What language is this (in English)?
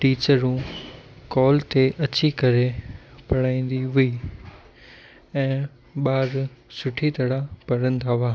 Sindhi